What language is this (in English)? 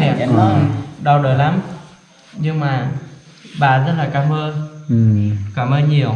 Vietnamese